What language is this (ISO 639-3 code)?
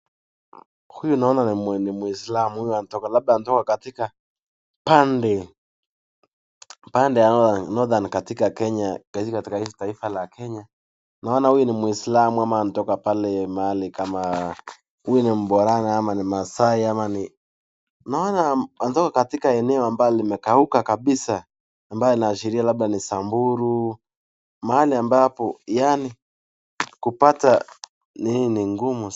swa